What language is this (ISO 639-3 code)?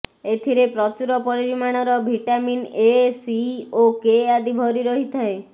ori